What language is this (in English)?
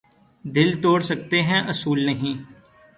Urdu